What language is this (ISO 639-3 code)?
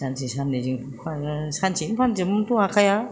brx